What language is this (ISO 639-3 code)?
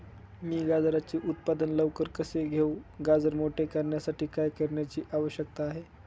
mar